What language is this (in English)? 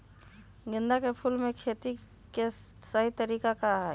Magahi